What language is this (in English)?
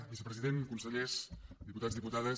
Catalan